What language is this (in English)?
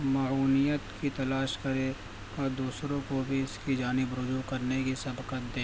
Urdu